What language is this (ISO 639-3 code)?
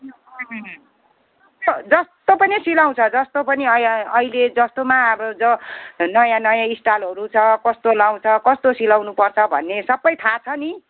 nep